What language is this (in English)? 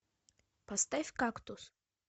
Russian